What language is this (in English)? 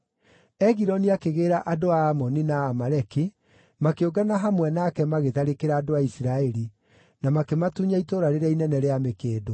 Kikuyu